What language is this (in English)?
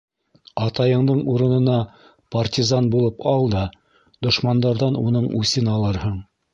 Bashkir